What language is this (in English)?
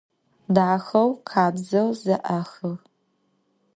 Adyghe